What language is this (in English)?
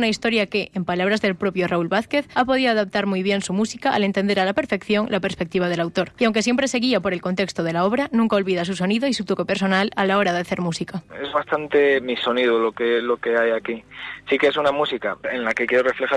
Spanish